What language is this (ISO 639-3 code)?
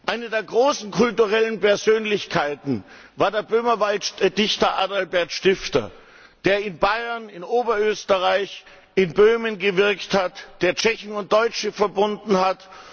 deu